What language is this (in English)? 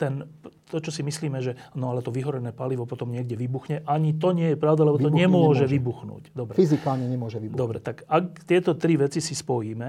Slovak